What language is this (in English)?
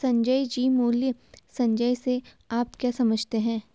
Hindi